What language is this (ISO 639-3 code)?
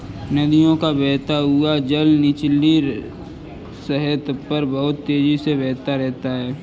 hin